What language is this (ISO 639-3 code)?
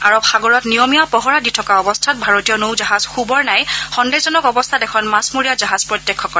asm